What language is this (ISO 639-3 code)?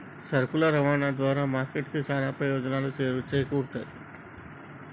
tel